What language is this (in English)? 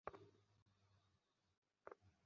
Bangla